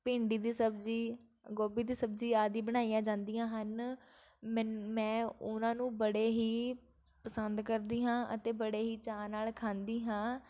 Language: Punjabi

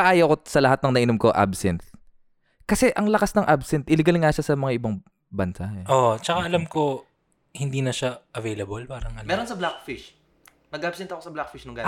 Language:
Filipino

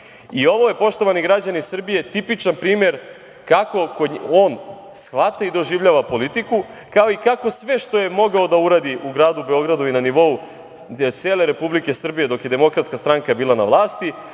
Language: Serbian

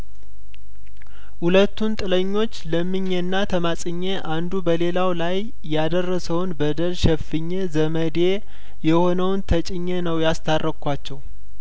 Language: Amharic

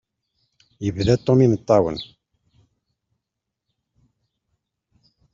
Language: Kabyle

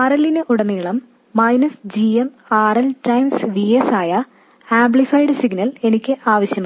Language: Malayalam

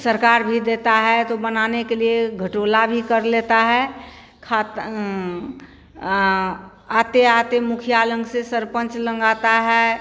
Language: Hindi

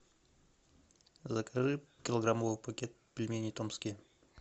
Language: Russian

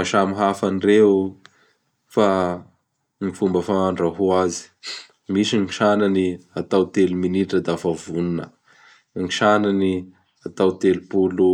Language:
Bara Malagasy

